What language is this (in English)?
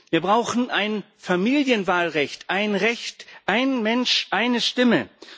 German